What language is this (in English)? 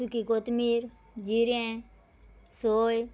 Konkani